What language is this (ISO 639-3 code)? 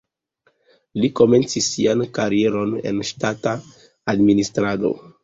epo